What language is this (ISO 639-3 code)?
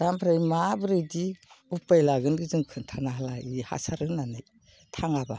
brx